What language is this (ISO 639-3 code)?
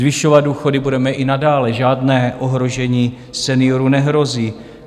ces